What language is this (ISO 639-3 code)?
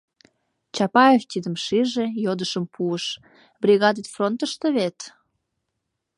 chm